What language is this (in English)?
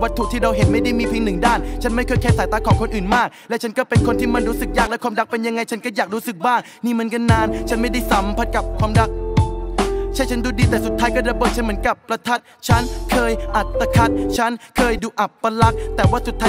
Thai